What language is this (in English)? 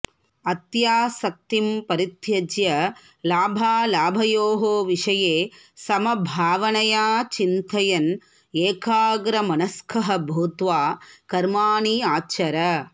Sanskrit